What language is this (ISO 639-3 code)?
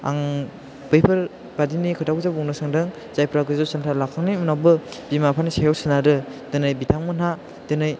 brx